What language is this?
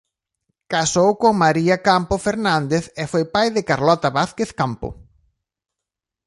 Galician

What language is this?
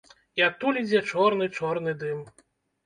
Belarusian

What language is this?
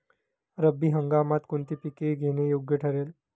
Marathi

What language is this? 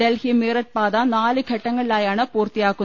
Malayalam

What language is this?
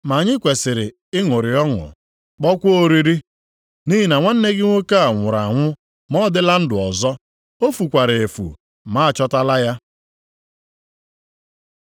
Igbo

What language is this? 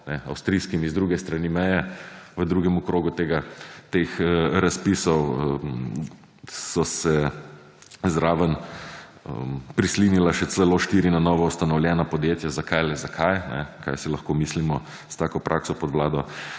Slovenian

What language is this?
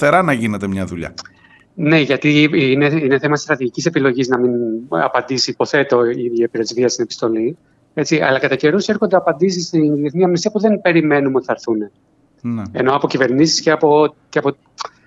Greek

